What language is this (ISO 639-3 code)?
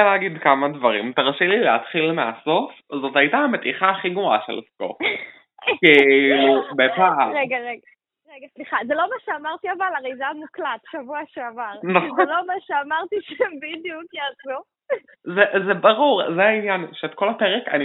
heb